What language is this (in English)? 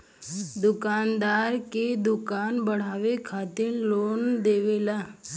Bhojpuri